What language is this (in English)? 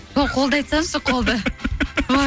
Kazakh